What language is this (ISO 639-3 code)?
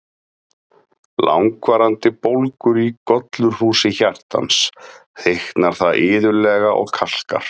isl